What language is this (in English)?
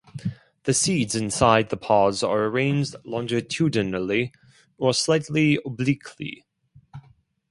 English